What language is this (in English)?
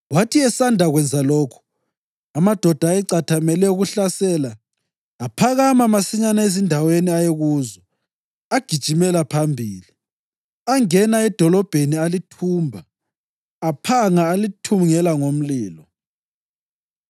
North Ndebele